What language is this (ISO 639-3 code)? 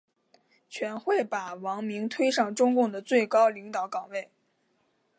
zho